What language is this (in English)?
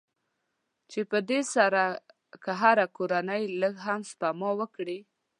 Pashto